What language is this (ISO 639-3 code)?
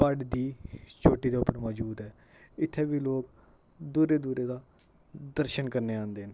doi